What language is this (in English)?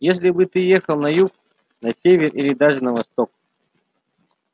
Russian